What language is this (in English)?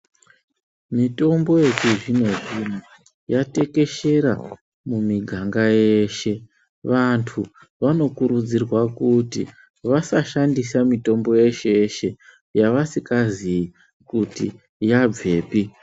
Ndau